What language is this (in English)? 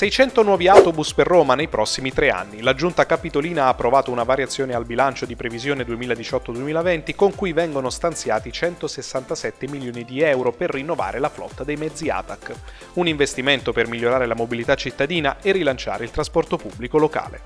Italian